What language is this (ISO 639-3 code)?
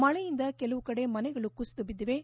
kan